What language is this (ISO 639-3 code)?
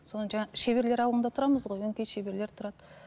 kaz